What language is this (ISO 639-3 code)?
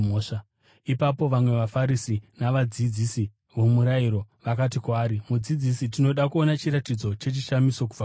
sna